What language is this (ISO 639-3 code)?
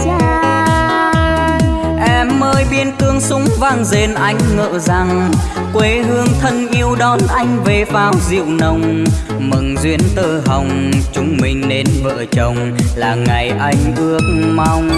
vie